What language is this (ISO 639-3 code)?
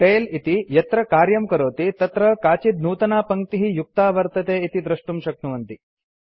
san